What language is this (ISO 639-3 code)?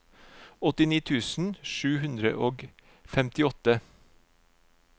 nor